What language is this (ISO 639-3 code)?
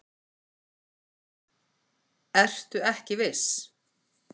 isl